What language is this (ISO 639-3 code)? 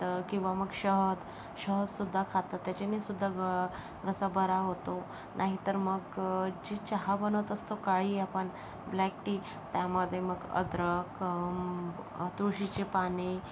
mar